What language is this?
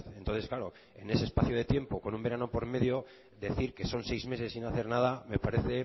Spanish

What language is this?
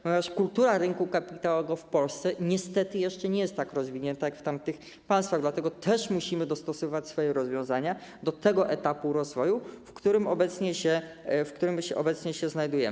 Polish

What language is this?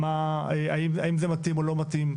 Hebrew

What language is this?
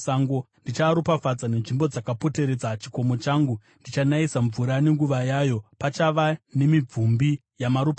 Shona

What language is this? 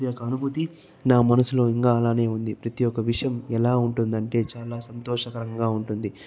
Telugu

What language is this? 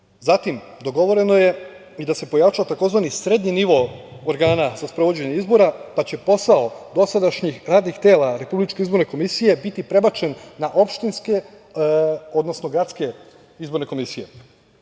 Serbian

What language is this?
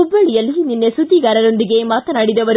Kannada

